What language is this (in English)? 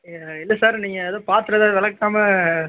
Tamil